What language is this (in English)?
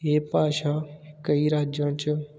Punjabi